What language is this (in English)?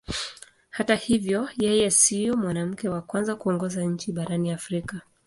Swahili